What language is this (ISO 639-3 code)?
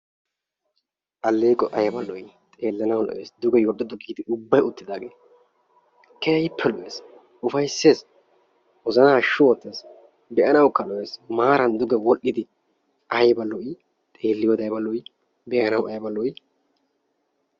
wal